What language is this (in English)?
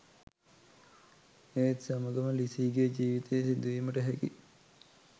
Sinhala